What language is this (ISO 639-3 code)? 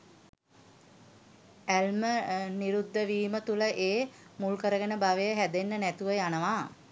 sin